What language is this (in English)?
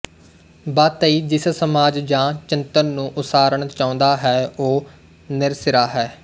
Punjabi